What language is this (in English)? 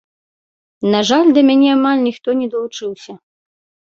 Belarusian